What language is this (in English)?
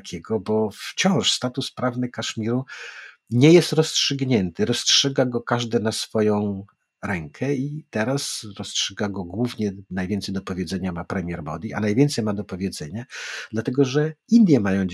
Polish